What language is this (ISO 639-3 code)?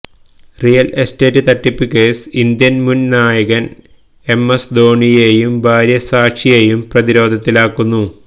mal